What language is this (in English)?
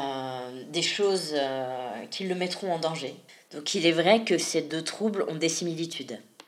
French